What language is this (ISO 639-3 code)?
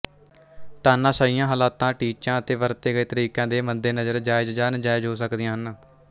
pan